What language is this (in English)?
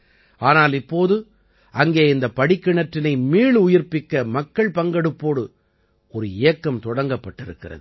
Tamil